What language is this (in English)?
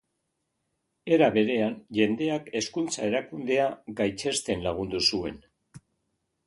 Basque